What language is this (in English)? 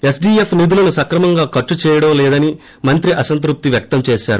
Telugu